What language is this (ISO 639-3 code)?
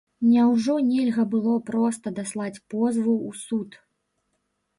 bel